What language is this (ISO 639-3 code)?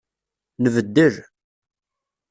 kab